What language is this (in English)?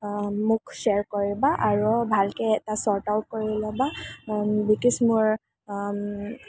Assamese